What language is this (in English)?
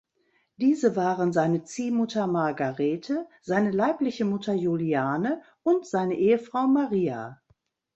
German